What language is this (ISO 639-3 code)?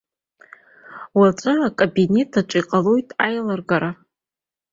abk